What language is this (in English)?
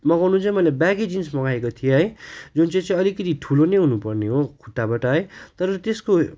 Nepali